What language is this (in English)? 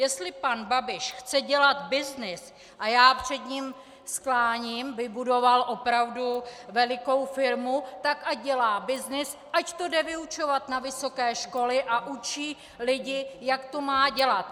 Czech